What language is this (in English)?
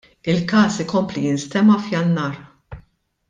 Maltese